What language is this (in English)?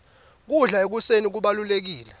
Swati